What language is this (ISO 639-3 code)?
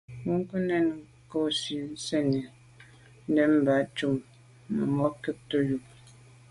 byv